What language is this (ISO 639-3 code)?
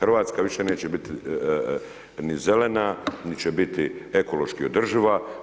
hrv